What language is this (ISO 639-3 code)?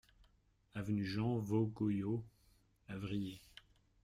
fra